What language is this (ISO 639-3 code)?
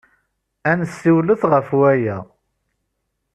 kab